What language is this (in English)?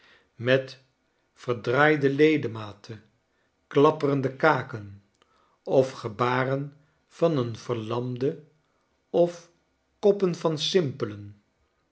Dutch